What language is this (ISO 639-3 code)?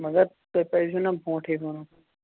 kas